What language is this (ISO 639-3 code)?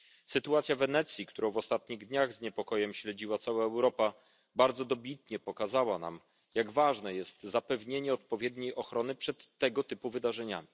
pol